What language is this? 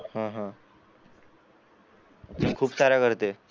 Marathi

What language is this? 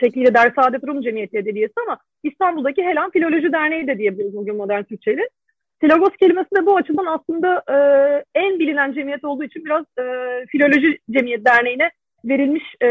Turkish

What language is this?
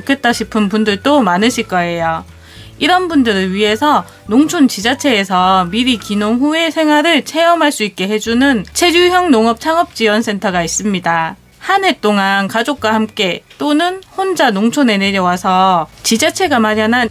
Korean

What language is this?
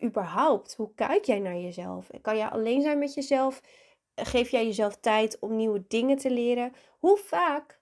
Dutch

